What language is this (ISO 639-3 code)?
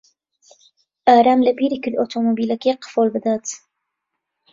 ckb